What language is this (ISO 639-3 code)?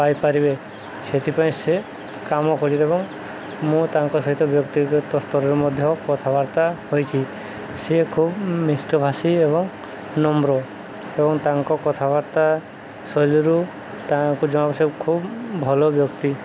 ori